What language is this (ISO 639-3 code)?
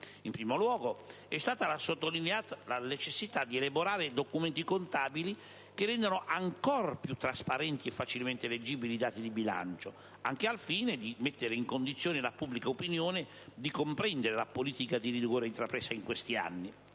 ita